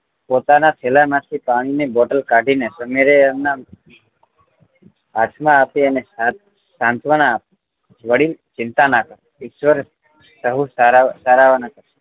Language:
Gujarati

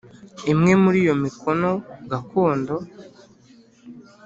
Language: Kinyarwanda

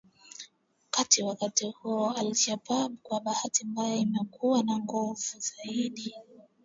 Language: Swahili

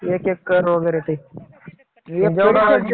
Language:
Marathi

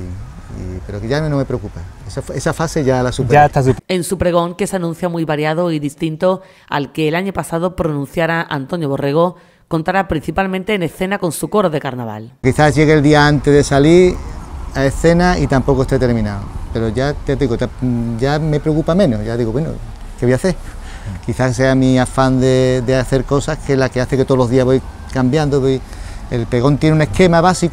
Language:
Spanish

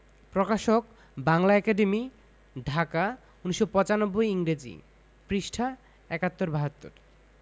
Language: Bangla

